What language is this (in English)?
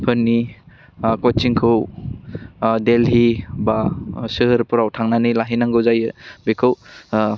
Bodo